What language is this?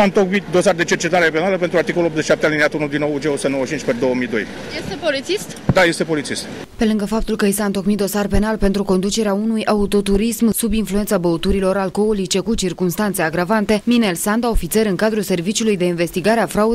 Romanian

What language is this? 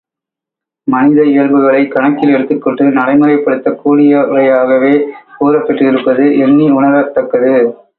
Tamil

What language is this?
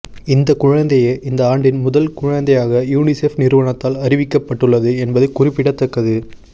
Tamil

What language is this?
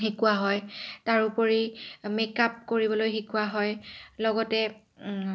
Assamese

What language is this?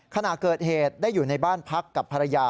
Thai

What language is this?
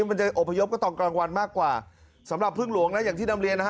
Thai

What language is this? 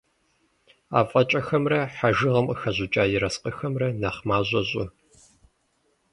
Kabardian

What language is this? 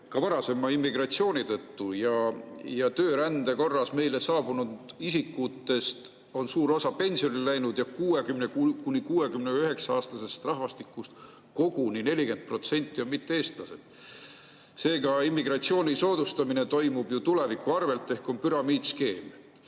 Estonian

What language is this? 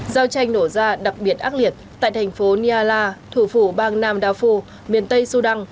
Vietnamese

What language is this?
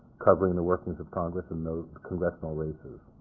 English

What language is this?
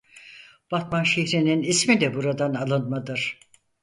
Turkish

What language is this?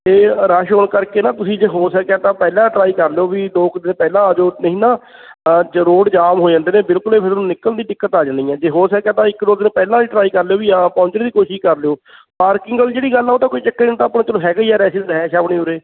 Punjabi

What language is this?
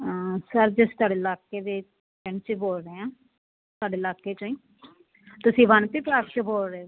Punjabi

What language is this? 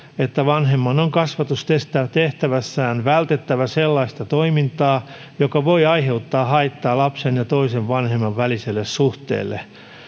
Finnish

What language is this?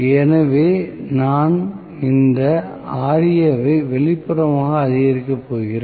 Tamil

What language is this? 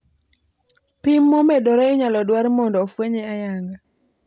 Luo (Kenya and Tanzania)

